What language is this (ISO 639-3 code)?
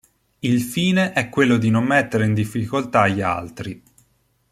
ita